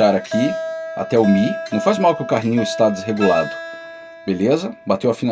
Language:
Portuguese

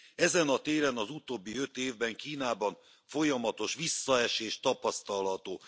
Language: Hungarian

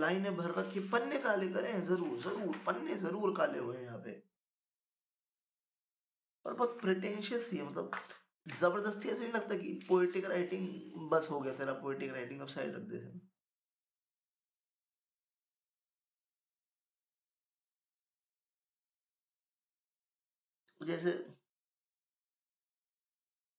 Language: Hindi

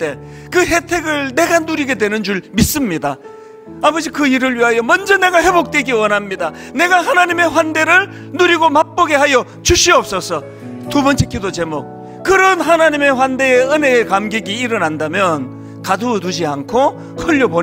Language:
Korean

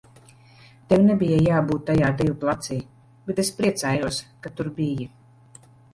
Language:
Latvian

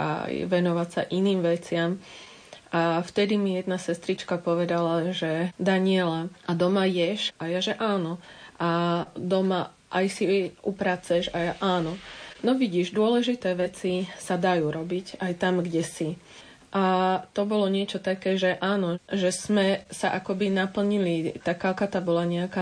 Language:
Slovak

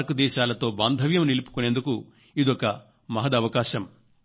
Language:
Telugu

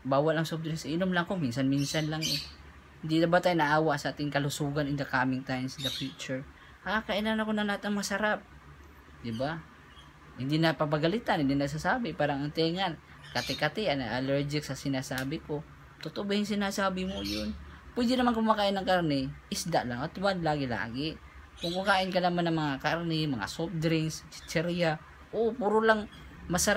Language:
Filipino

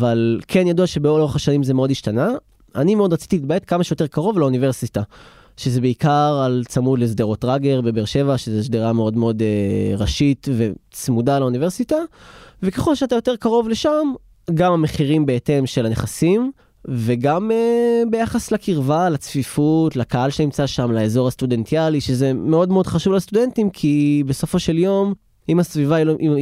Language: Hebrew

